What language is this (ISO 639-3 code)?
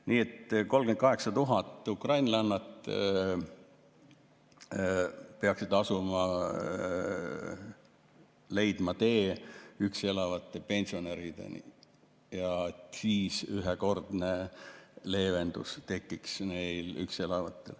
est